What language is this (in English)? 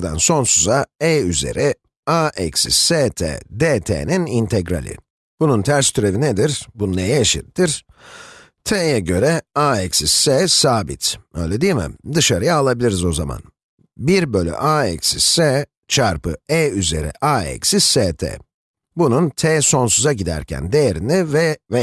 Turkish